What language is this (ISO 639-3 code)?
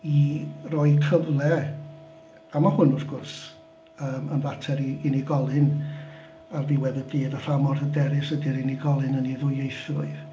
cym